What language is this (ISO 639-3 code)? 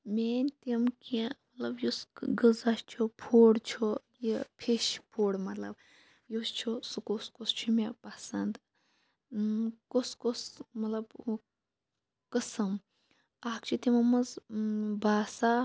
kas